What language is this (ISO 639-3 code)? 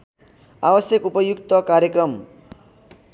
nep